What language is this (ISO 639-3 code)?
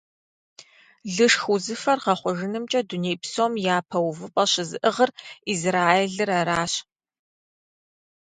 kbd